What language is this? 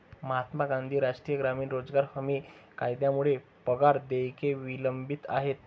Marathi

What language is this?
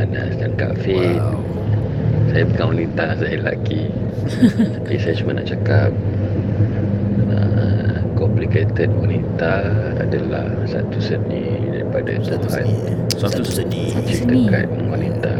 Malay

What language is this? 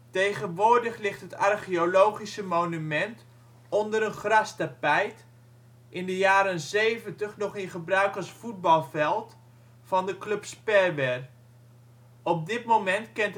Dutch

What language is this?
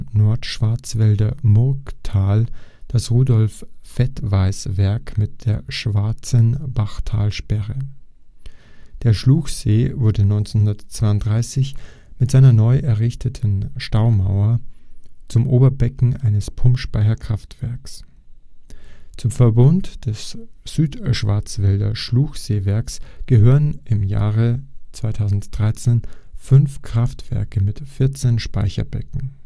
German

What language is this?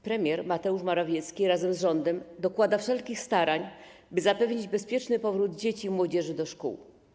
Polish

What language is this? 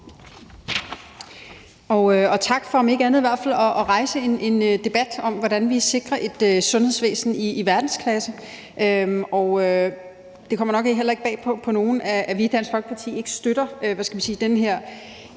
Danish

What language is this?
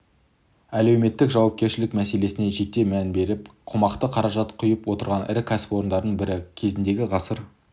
Kazakh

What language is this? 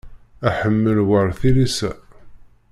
Kabyle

